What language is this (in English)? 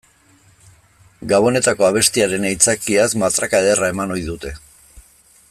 Basque